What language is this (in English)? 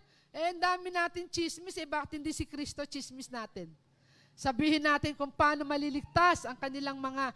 Filipino